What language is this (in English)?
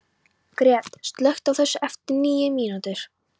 Icelandic